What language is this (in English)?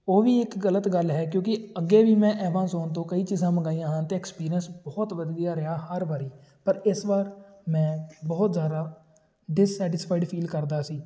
Punjabi